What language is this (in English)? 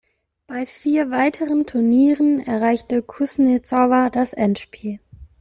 German